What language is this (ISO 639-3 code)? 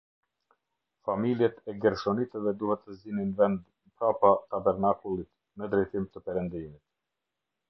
sqi